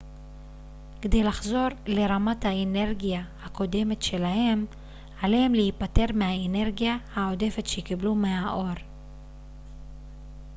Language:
Hebrew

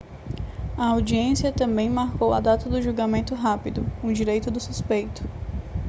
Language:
Portuguese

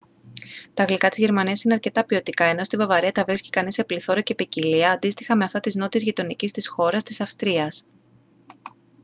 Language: Greek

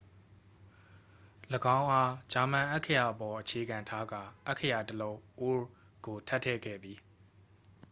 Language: Burmese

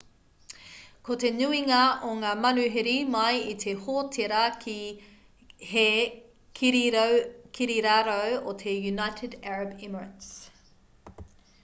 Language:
Māori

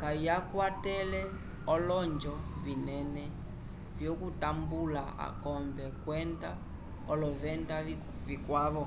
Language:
Umbundu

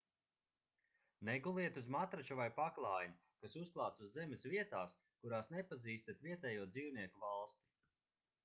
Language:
Latvian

